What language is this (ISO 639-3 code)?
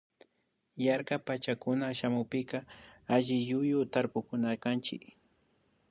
qvi